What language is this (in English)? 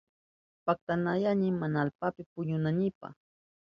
Southern Pastaza Quechua